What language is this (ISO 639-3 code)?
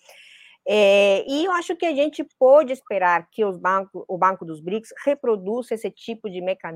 por